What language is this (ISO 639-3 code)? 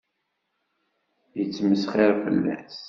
kab